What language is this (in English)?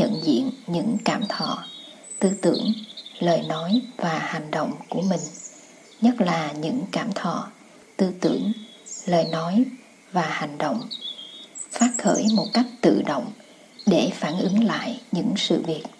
Vietnamese